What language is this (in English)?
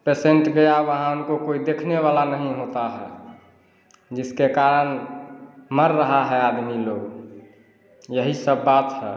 Hindi